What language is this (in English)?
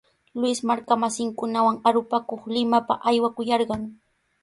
Sihuas Ancash Quechua